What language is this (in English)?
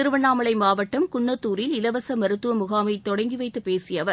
Tamil